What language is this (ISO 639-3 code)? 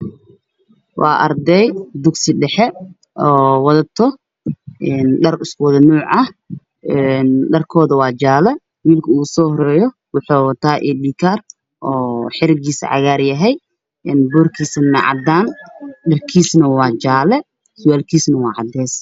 som